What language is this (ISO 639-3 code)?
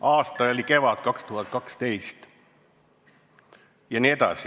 est